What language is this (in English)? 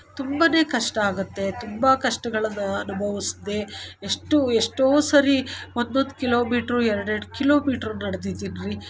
Kannada